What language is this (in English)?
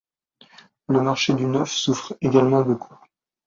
French